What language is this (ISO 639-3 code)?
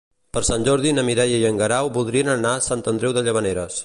cat